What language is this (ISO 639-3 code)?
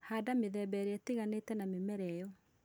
kik